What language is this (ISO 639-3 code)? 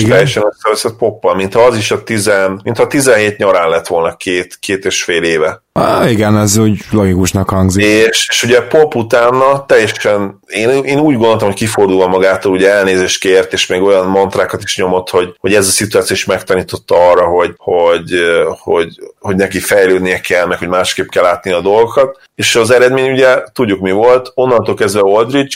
hun